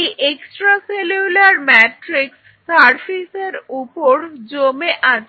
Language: Bangla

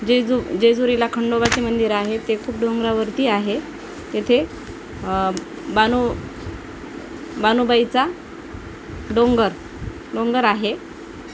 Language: Marathi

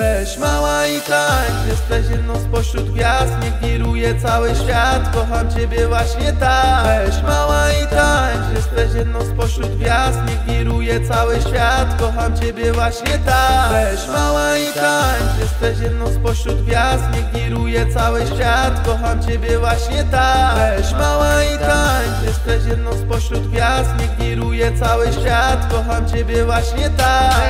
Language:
Polish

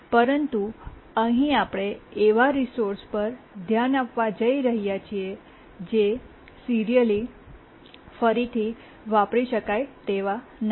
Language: Gujarati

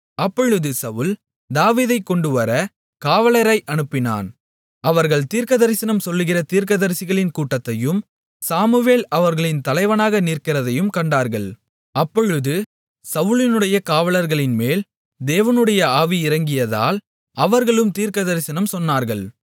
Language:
Tamil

